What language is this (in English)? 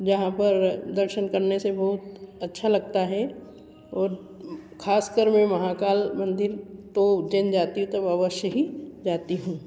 Hindi